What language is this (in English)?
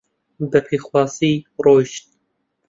Central Kurdish